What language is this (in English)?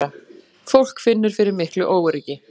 Icelandic